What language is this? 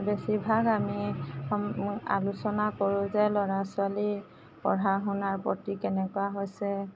Assamese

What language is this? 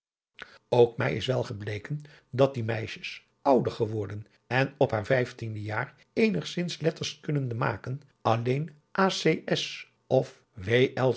Dutch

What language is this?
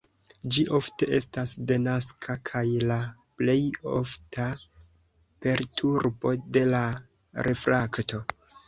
Esperanto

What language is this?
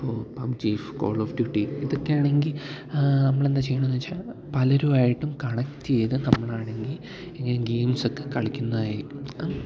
Malayalam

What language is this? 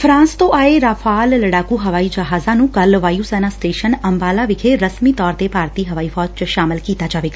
Punjabi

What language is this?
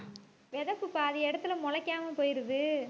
Tamil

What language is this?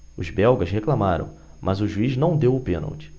Portuguese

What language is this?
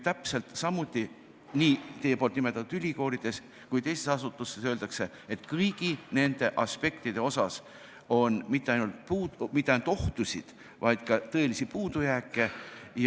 Estonian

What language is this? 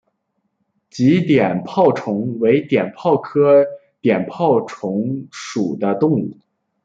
Chinese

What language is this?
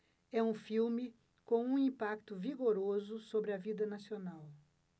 Portuguese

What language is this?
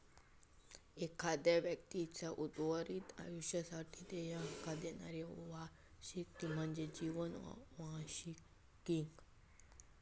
Marathi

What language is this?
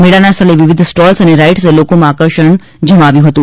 Gujarati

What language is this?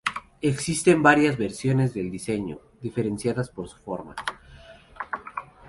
Spanish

